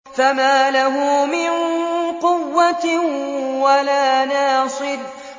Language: Arabic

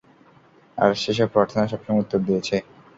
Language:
Bangla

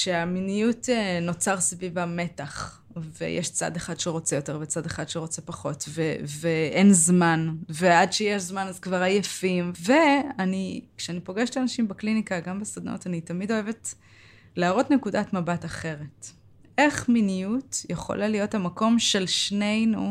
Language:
Hebrew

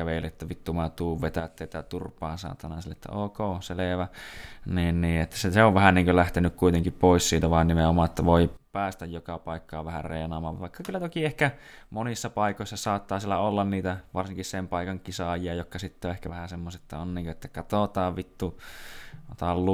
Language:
Finnish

